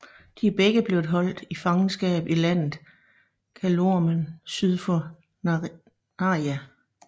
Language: Danish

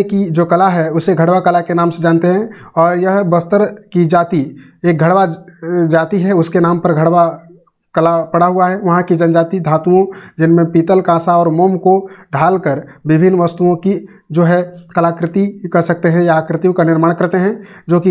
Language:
Hindi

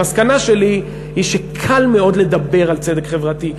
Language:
Hebrew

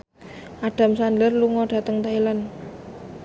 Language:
Javanese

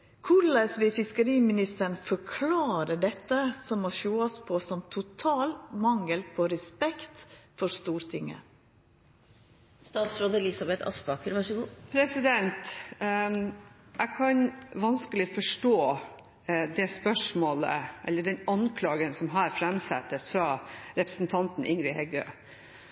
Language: Norwegian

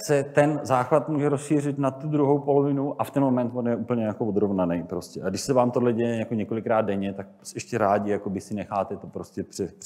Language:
Czech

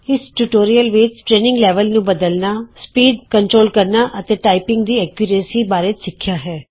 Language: Punjabi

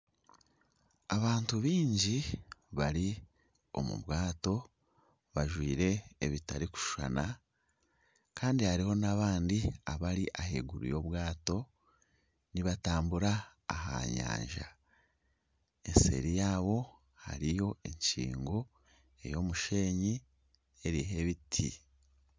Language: Nyankole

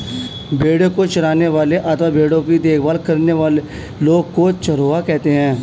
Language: Hindi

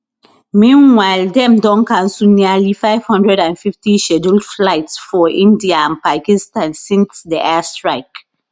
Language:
Nigerian Pidgin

